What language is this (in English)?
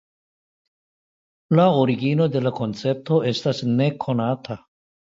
Esperanto